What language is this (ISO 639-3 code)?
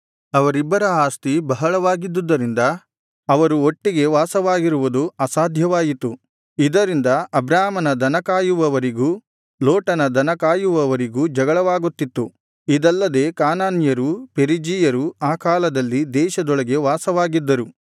kan